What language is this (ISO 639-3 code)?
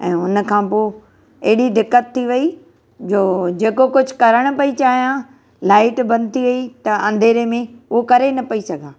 snd